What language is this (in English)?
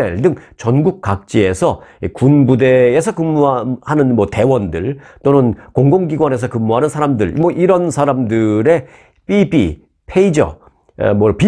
Korean